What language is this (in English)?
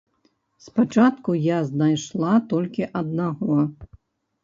Belarusian